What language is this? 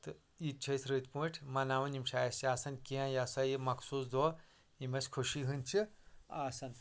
Kashmiri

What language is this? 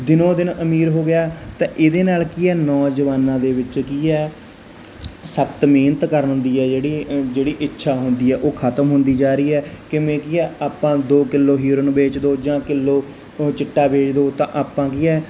Punjabi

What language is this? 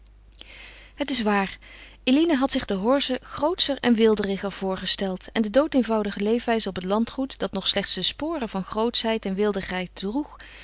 Dutch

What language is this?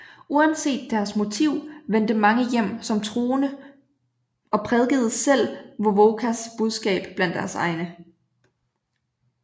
Danish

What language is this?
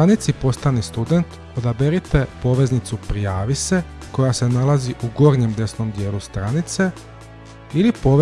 Croatian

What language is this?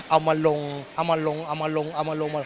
Thai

